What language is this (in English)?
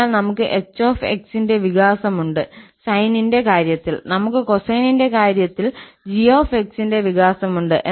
Malayalam